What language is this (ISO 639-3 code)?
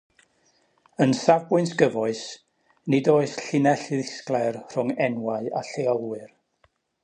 cym